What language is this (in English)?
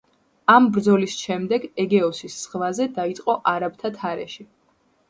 Georgian